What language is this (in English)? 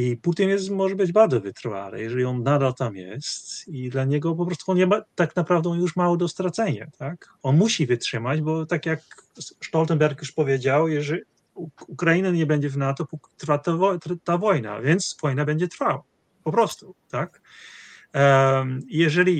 Polish